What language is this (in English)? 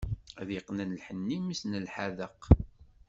Kabyle